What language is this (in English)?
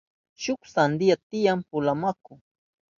Southern Pastaza Quechua